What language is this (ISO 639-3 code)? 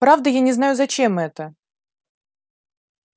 rus